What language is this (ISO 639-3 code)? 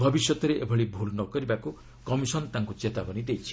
ori